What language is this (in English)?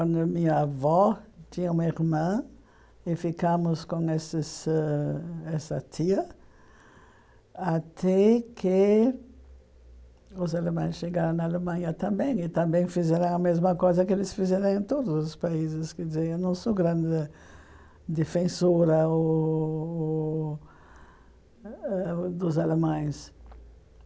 Portuguese